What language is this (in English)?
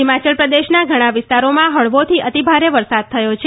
Gujarati